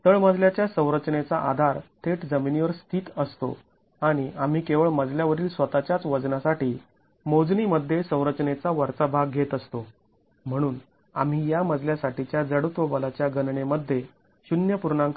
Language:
Marathi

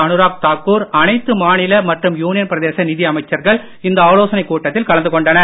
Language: Tamil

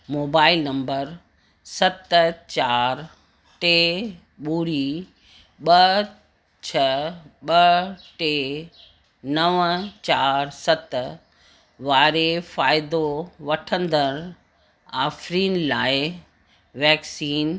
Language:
Sindhi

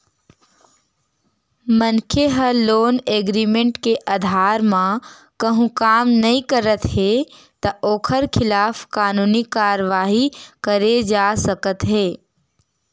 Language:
Chhattisgarhi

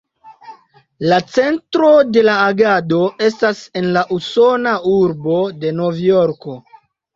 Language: Esperanto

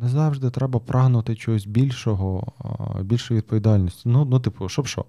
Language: Ukrainian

